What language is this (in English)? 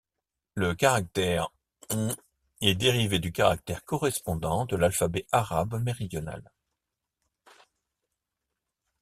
French